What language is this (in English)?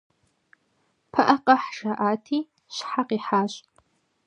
Kabardian